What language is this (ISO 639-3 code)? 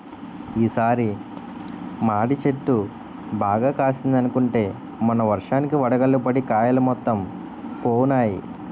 tel